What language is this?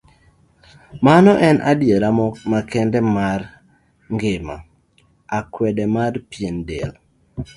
Luo (Kenya and Tanzania)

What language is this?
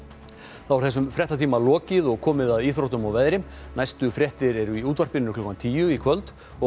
Icelandic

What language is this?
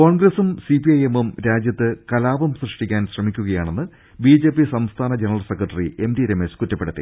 Malayalam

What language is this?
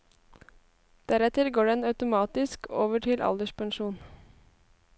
Norwegian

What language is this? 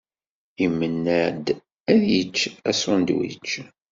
Kabyle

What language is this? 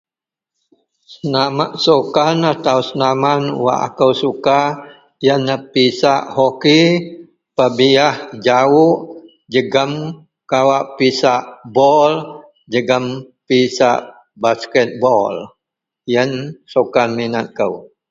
Central Melanau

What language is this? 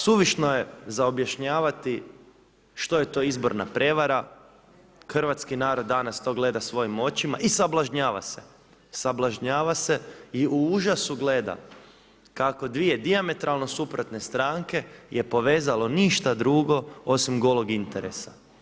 Croatian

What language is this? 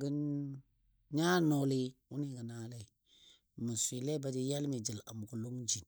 Dadiya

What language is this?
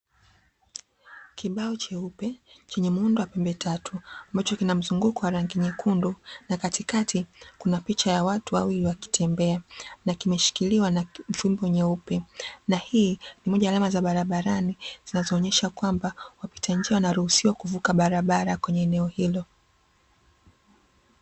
Swahili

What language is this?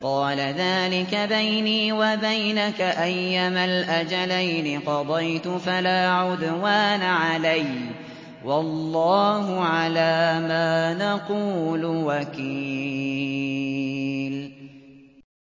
Arabic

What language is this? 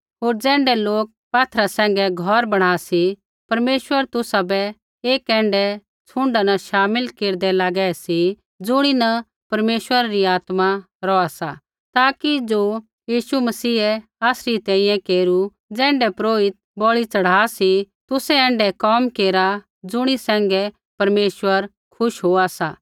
Kullu Pahari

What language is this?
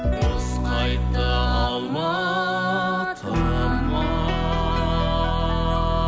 Kazakh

